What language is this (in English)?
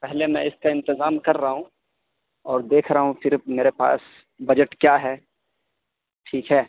Urdu